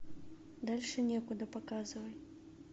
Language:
Russian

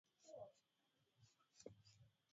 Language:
Swahili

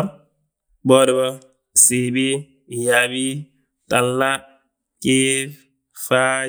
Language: Balanta-Ganja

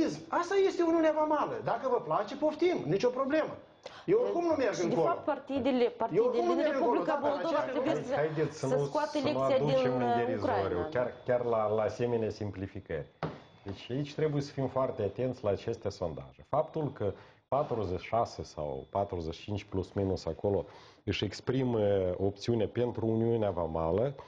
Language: Romanian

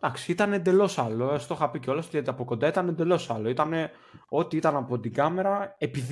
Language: Greek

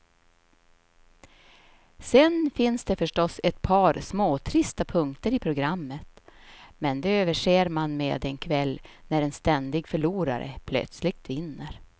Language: Swedish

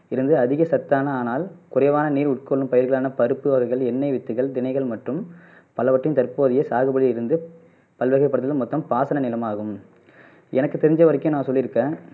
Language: Tamil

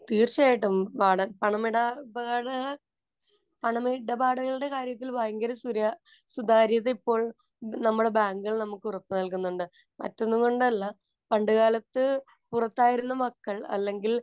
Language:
Malayalam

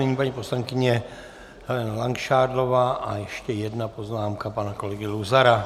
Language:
Czech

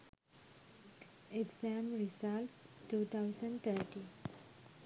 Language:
Sinhala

